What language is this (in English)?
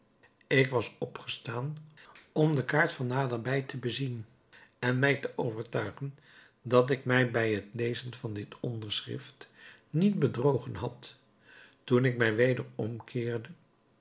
Dutch